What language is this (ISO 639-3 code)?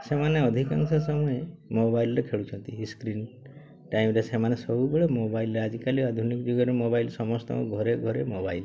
ori